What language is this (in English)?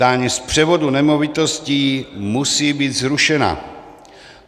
Czech